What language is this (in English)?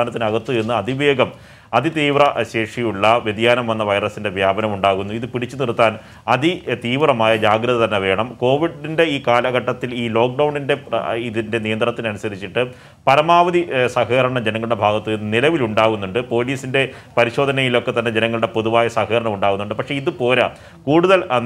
Indonesian